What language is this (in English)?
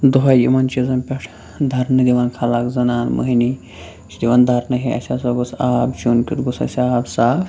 Kashmiri